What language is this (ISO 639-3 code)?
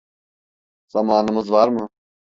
tur